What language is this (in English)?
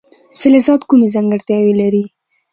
Pashto